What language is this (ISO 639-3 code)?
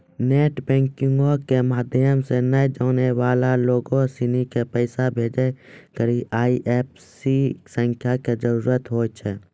mai